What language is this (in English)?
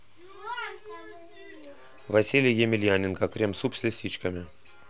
Russian